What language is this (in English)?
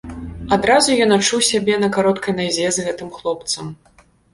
Belarusian